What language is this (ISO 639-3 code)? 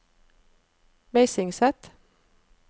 nor